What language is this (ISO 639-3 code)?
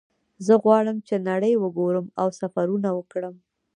pus